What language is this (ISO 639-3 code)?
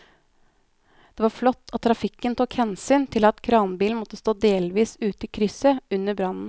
nor